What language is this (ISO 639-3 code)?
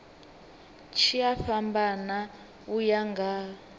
ven